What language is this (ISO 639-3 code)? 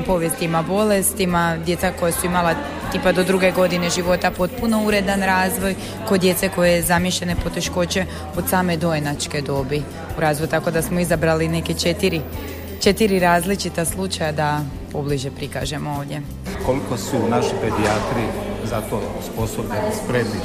hrv